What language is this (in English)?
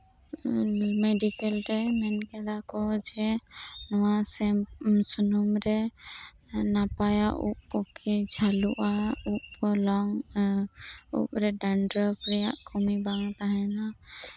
Santali